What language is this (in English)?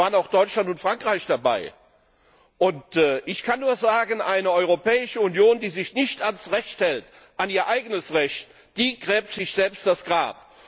German